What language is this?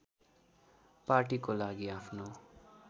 Nepali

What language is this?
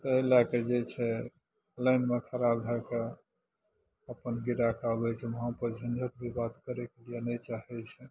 Maithili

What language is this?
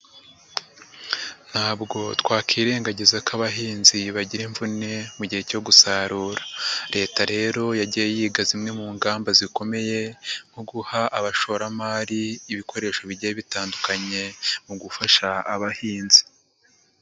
Kinyarwanda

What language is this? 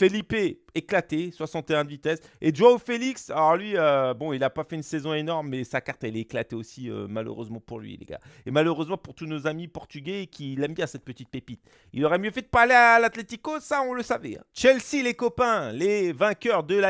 French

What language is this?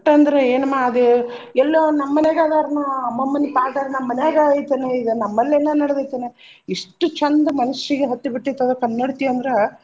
Kannada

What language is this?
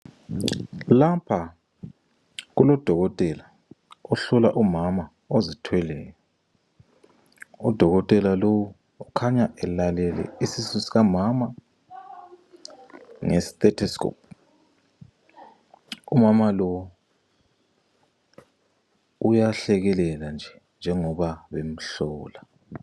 North Ndebele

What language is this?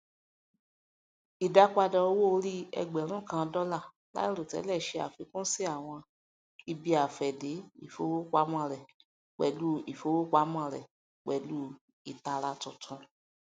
Yoruba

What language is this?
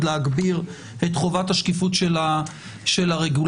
Hebrew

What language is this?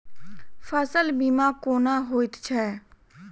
Maithili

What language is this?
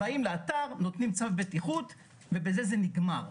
Hebrew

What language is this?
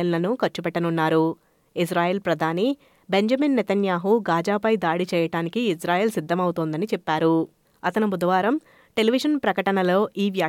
Telugu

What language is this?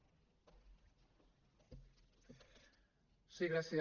Catalan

